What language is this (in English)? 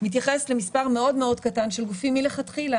Hebrew